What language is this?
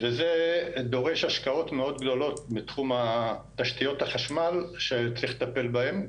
Hebrew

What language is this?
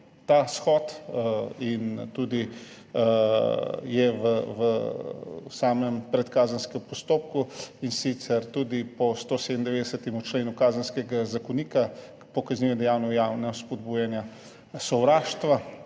Slovenian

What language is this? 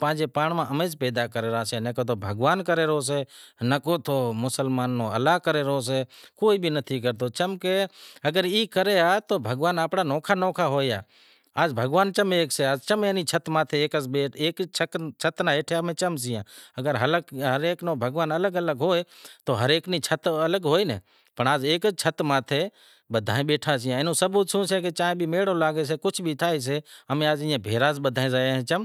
Wadiyara Koli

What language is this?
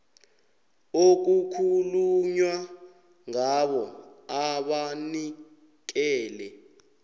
South Ndebele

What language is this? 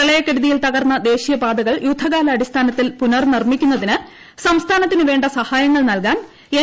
Malayalam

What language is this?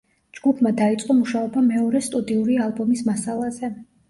Georgian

